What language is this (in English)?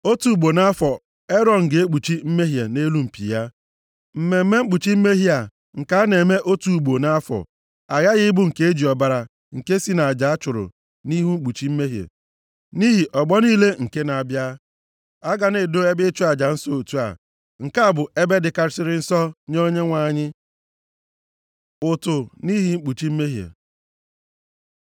Igbo